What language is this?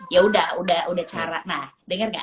Indonesian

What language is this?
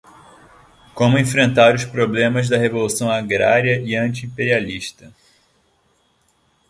Portuguese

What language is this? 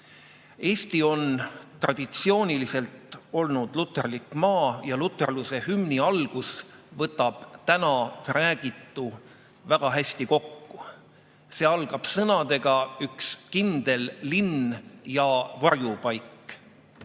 Estonian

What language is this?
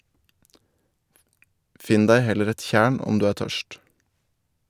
Norwegian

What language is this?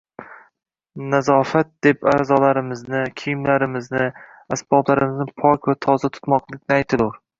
Uzbek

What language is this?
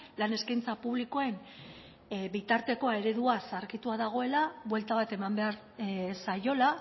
Basque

